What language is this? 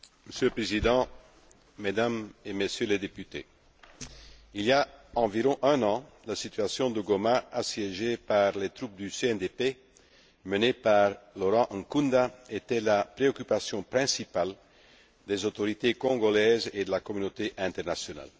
French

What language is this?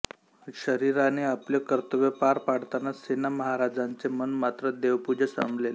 Marathi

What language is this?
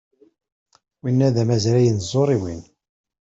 Kabyle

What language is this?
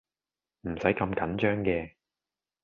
Cantonese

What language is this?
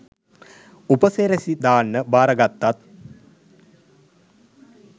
Sinhala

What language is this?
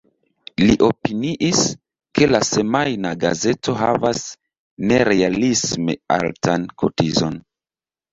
Esperanto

